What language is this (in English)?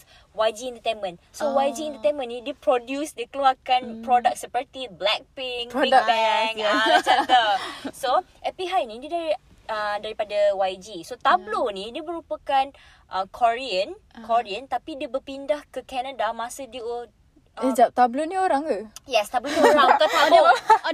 Malay